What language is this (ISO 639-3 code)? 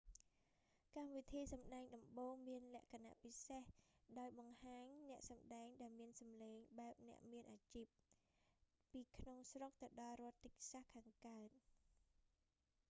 khm